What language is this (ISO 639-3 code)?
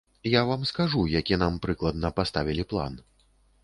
bel